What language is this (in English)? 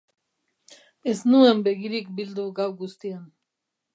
Basque